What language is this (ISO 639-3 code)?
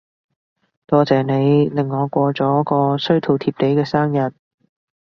yue